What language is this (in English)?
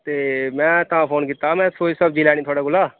Dogri